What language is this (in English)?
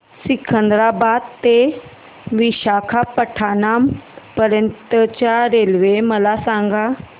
Marathi